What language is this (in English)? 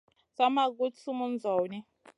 Masana